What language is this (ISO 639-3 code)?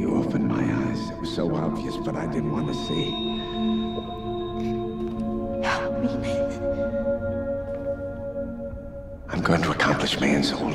kor